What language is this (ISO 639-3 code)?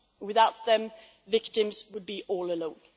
eng